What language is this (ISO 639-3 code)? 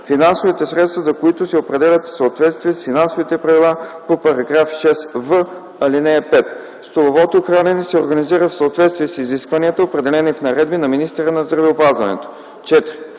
bul